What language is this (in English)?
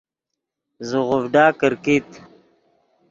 Yidgha